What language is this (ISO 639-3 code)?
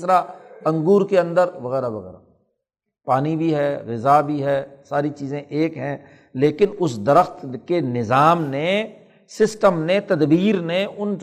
urd